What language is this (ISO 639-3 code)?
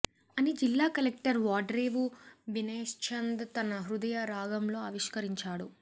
tel